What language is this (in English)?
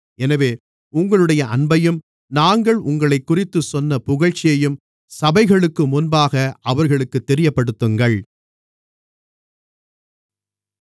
Tamil